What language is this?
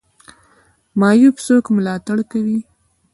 Pashto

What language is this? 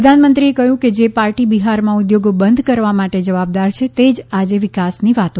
Gujarati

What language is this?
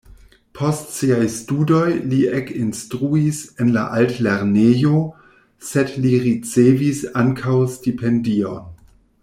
Esperanto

